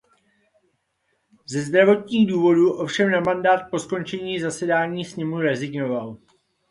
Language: Czech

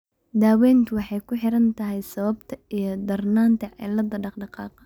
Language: Somali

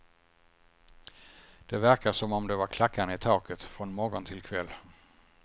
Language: Swedish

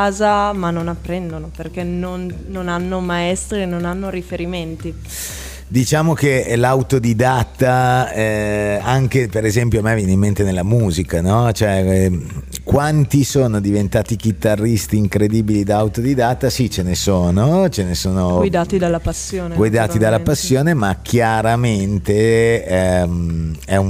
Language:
Italian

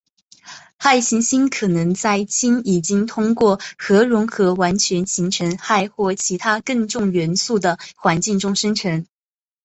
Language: Chinese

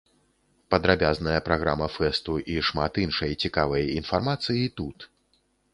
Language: Belarusian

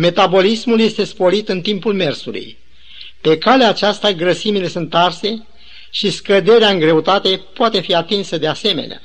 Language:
Romanian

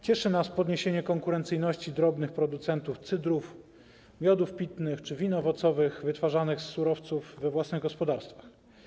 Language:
Polish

